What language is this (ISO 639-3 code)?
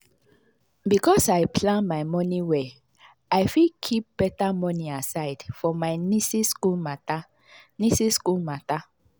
pcm